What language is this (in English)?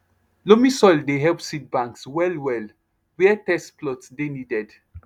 Nigerian Pidgin